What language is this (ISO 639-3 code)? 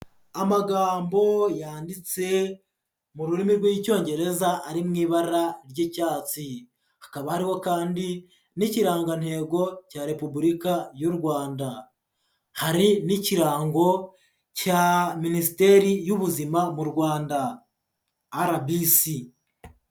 kin